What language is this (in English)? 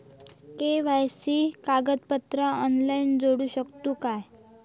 Marathi